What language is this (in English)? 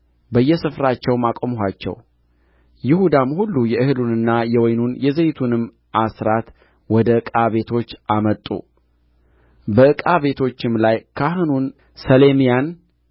Amharic